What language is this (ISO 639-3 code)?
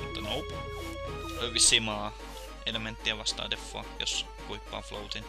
fin